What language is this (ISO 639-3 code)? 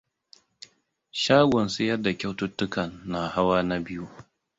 hau